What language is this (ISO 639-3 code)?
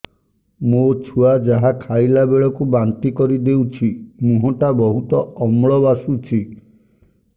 ori